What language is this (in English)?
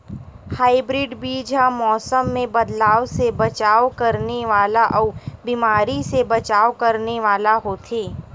Chhattisgarhi